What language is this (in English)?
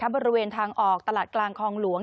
Thai